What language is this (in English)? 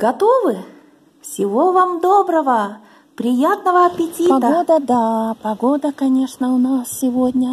Russian